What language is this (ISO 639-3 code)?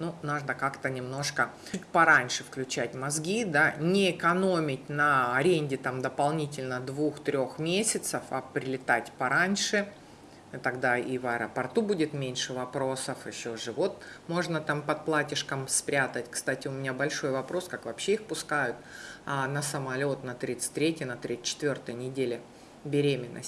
rus